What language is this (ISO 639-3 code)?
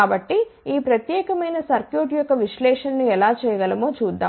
tel